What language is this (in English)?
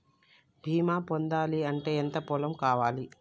Telugu